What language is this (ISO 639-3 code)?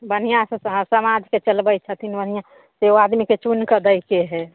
mai